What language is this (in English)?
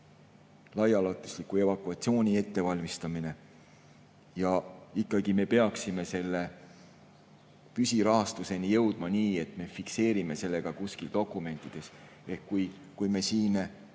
Estonian